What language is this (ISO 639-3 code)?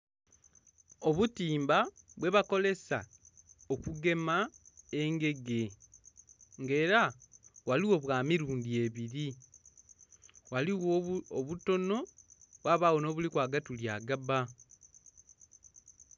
xog